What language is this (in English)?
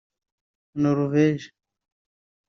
Kinyarwanda